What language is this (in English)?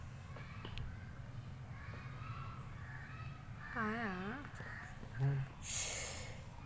Telugu